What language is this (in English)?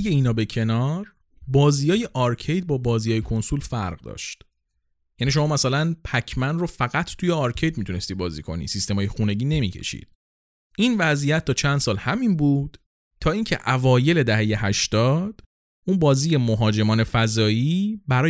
Persian